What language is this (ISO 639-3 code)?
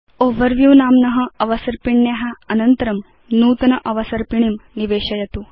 san